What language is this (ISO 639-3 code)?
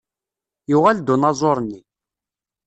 kab